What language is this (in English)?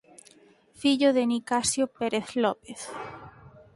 Galician